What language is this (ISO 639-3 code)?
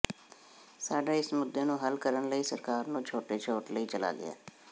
pan